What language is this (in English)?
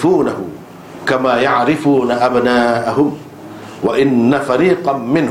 Malay